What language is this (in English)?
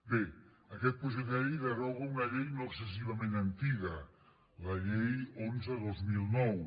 Catalan